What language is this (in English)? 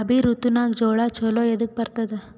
Kannada